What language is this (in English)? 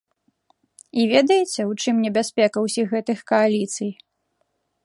Belarusian